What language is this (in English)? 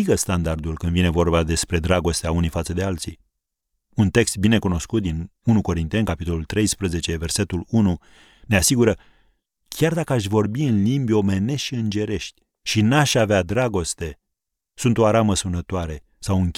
Romanian